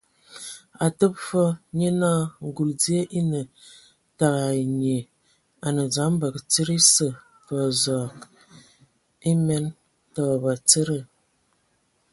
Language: Ewondo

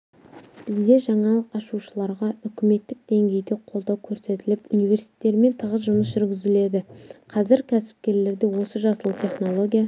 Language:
Kazakh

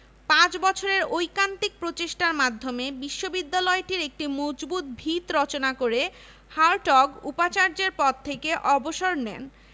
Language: Bangla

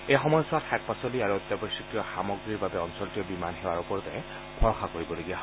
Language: Assamese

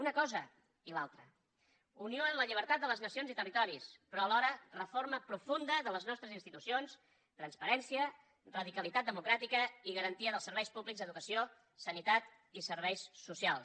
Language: Catalan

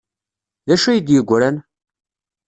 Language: Kabyle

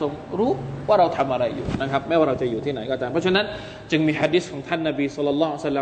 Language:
Thai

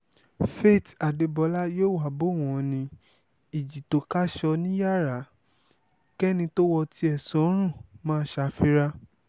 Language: Yoruba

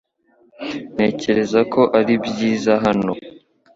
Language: Kinyarwanda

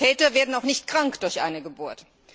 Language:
German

